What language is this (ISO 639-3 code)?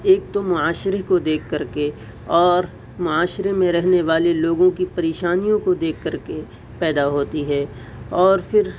urd